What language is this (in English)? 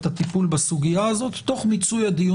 Hebrew